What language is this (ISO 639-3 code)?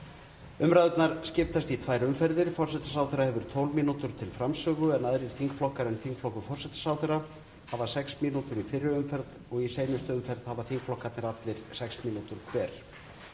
isl